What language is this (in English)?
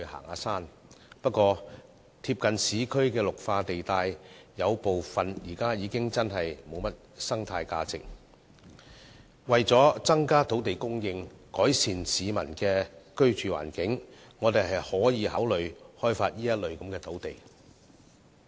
Cantonese